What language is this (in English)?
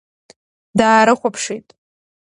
Abkhazian